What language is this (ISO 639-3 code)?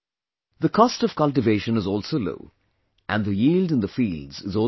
eng